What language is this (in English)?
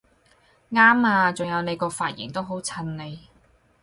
Cantonese